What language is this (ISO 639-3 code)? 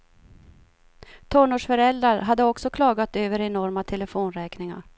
swe